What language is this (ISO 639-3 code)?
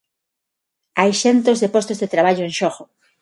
glg